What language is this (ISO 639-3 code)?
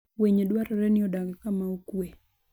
luo